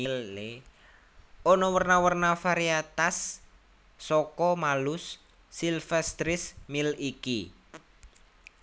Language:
Javanese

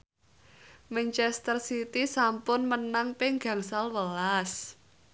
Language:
Javanese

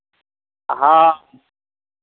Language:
Maithili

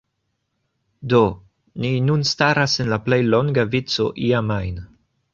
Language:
Esperanto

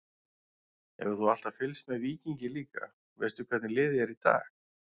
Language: Icelandic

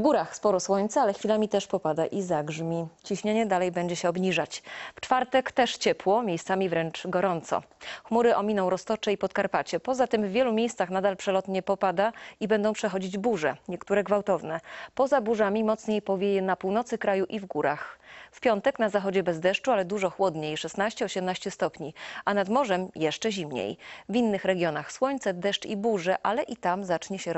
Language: Polish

